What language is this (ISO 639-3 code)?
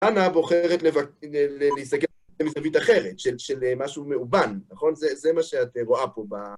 heb